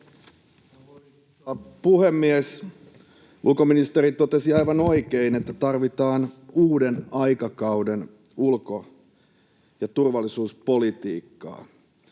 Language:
Finnish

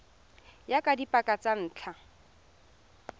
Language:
Tswana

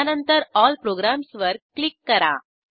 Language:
Marathi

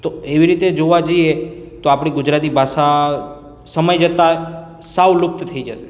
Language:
Gujarati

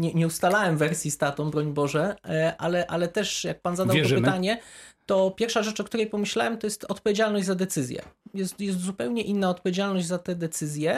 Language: Polish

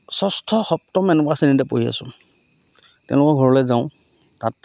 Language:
Assamese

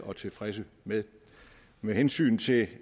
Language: Danish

